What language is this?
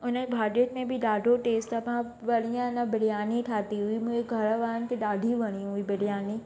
Sindhi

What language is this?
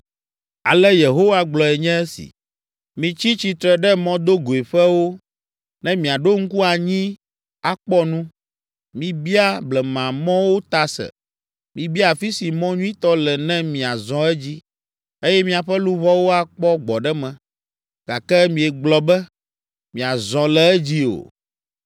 Ewe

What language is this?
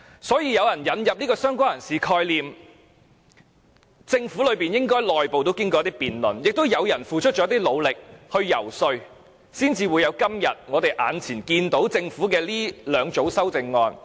Cantonese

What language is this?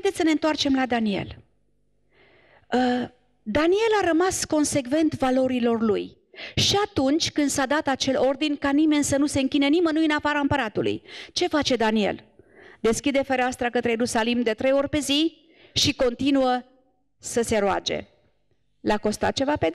Romanian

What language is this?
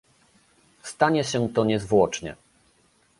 Polish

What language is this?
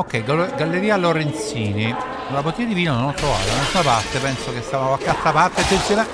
Italian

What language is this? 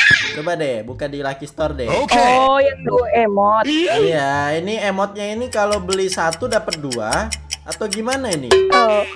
Indonesian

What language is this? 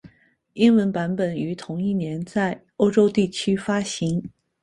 Chinese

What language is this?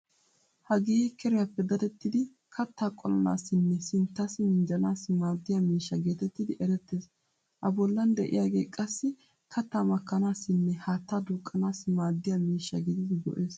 Wolaytta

